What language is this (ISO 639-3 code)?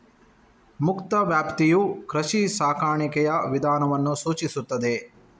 kan